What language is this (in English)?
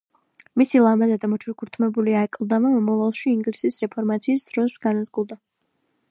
Georgian